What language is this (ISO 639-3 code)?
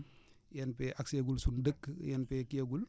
wol